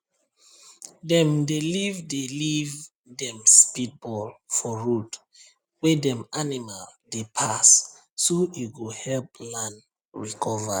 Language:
Nigerian Pidgin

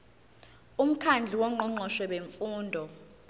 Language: Zulu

